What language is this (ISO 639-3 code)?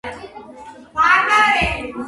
kat